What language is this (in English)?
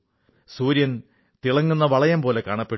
Malayalam